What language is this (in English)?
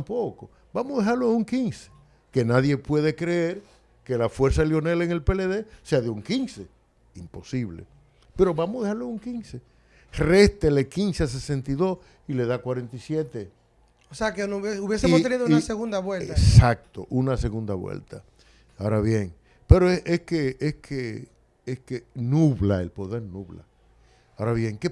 Spanish